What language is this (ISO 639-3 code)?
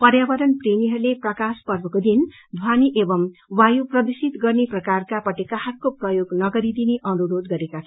nep